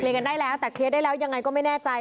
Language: Thai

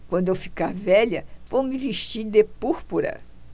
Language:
Portuguese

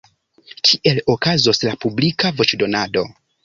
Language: Esperanto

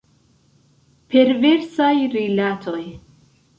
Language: Esperanto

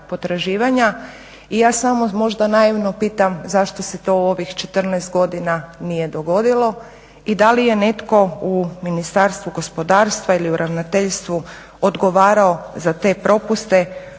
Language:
Croatian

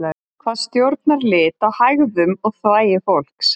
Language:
Icelandic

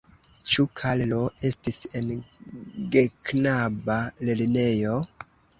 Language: Esperanto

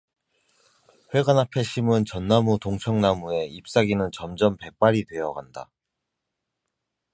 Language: Korean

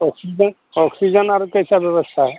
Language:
Hindi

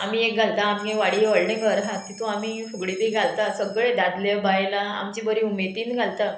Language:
Konkani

